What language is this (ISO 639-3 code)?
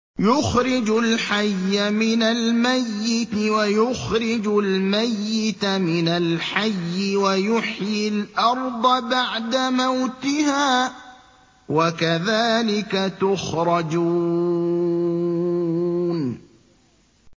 ara